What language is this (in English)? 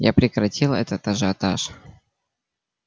Russian